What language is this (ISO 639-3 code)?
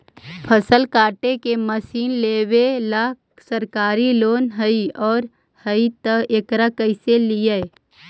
mag